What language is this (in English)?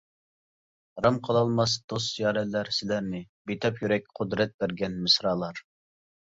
Uyghur